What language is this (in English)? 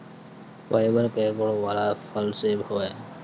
Bhojpuri